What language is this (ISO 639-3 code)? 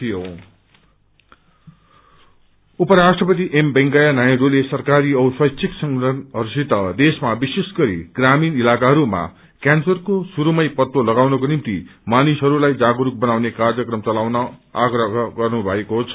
nep